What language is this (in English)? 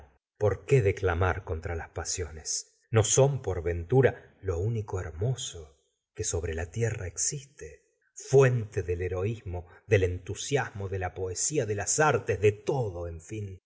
Spanish